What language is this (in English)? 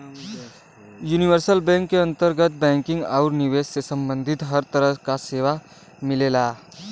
Bhojpuri